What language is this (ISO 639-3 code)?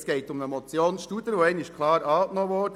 gsw